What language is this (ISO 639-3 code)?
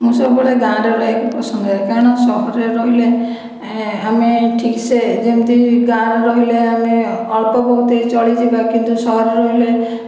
ori